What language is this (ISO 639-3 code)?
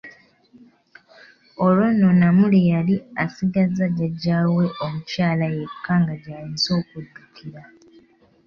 lug